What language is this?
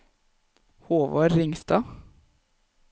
Norwegian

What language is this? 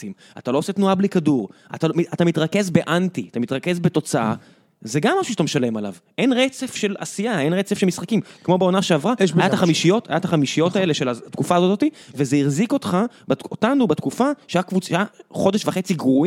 Hebrew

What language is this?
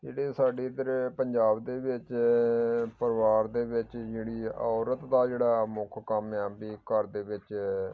Punjabi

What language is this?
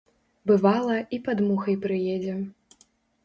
Belarusian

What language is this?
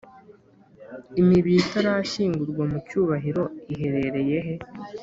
Kinyarwanda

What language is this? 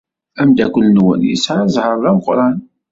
Kabyle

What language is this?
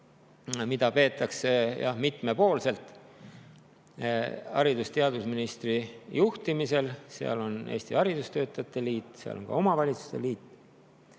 Estonian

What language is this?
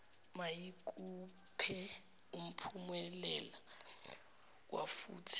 Zulu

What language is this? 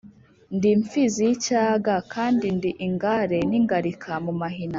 Kinyarwanda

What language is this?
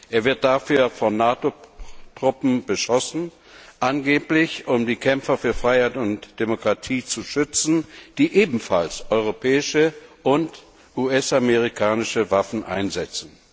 German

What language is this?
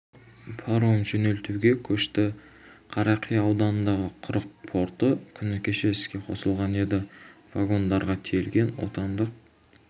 Kazakh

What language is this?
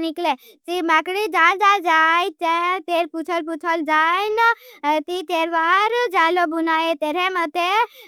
Bhili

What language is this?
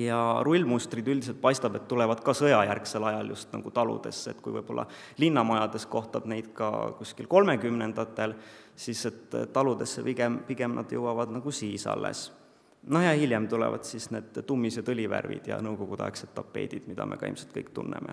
Finnish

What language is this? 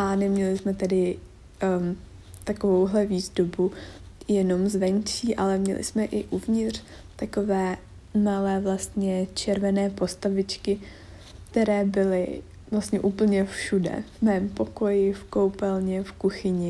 Czech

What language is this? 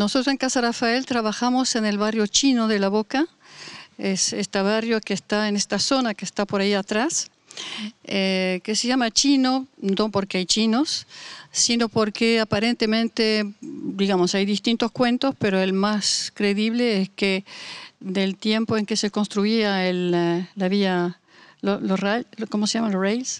Spanish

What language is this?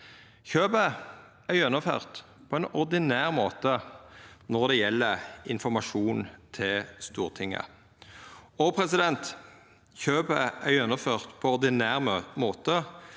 Norwegian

